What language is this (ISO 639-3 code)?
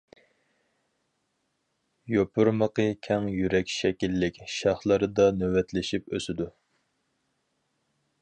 uig